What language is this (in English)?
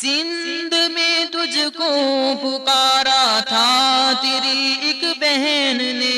Urdu